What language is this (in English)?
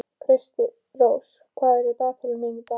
Icelandic